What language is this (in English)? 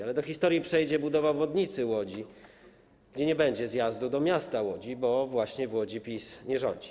Polish